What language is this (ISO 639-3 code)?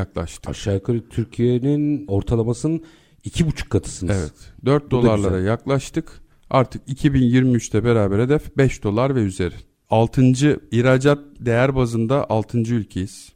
tur